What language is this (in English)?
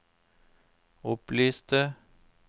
Norwegian